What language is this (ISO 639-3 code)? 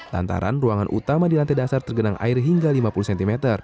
ind